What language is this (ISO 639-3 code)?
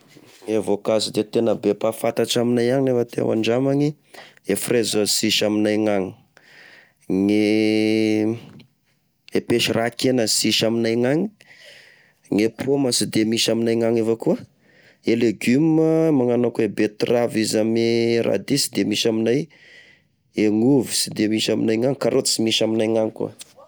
tkg